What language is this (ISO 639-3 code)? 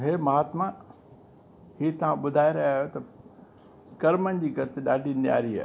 snd